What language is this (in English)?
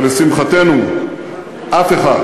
Hebrew